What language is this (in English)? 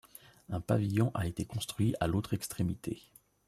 French